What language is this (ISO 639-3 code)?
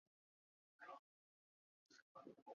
zho